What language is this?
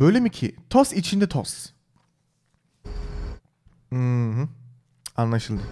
Turkish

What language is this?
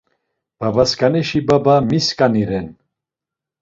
Laz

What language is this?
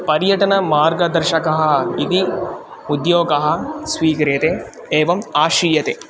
Sanskrit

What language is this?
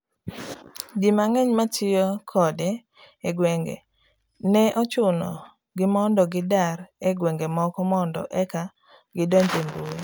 Luo (Kenya and Tanzania)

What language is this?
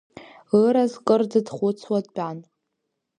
Abkhazian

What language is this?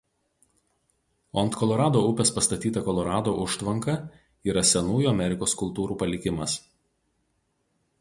Lithuanian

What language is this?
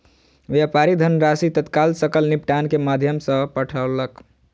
Maithili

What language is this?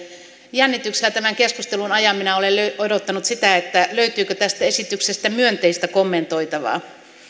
Finnish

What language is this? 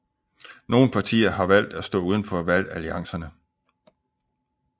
Danish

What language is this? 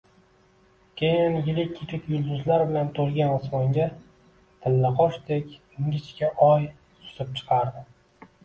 Uzbek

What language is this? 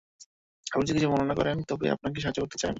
Bangla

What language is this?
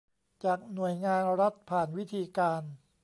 Thai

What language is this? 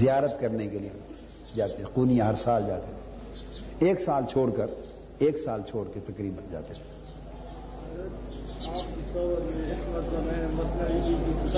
Urdu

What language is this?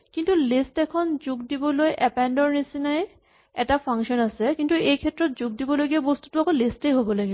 Assamese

